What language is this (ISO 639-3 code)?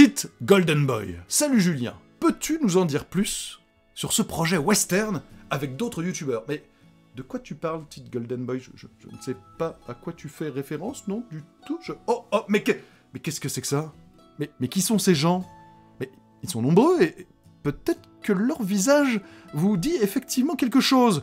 fra